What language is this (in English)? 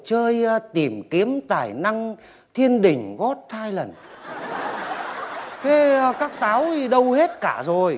Vietnamese